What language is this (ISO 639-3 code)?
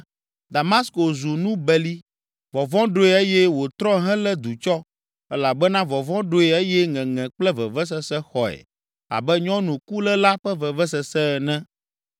ewe